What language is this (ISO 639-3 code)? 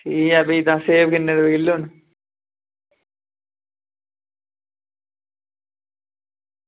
doi